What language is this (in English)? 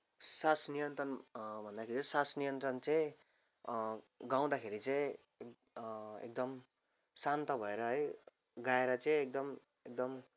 Nepali